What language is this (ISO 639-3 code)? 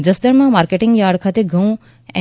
guj